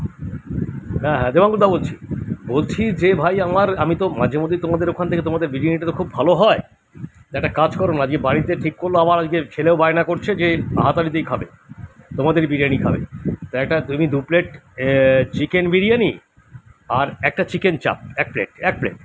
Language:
Bangla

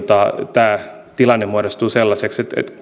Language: Finnish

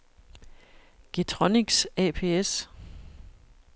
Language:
Danish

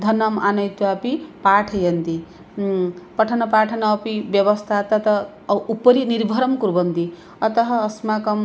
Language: Sanskrit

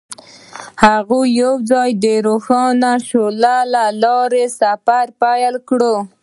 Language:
Pashto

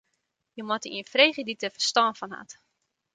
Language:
Western Frisian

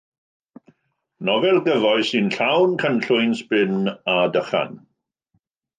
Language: Welsh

